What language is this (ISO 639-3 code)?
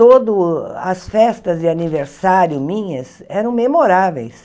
por